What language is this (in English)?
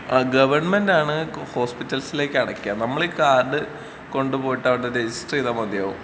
Malayalam